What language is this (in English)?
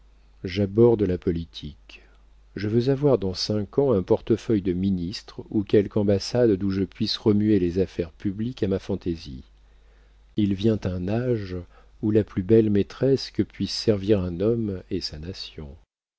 French